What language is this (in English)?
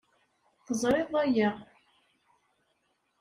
Kabyle